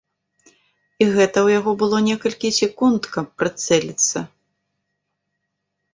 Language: Belarusian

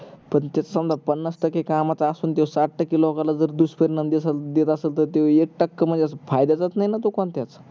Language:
Marathi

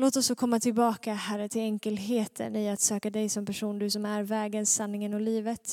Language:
Swedish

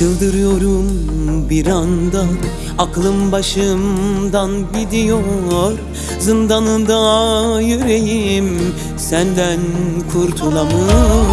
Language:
Turkish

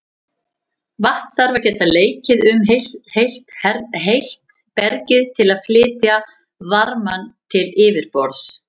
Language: Icelandic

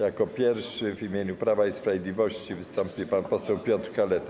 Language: Polish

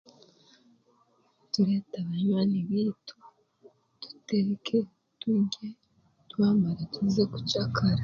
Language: Chiga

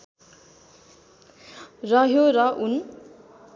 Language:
Nepali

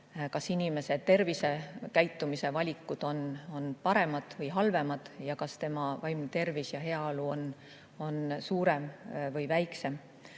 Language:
Estonian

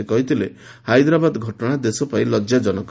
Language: Odia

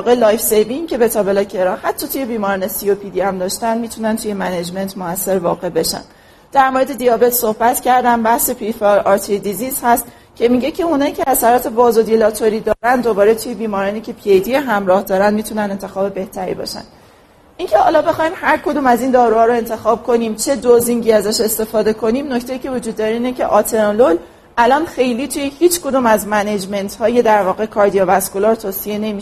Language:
Persian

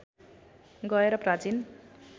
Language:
Nepali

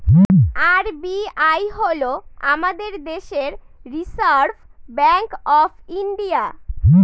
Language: Bangla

